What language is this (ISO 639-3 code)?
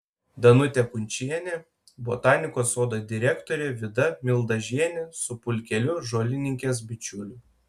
lit